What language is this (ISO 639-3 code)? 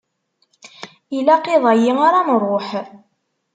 kab